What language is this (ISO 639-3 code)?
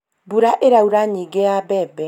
kik